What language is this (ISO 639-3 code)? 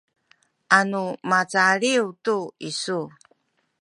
szy